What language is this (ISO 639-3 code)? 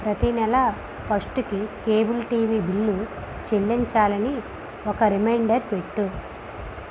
tel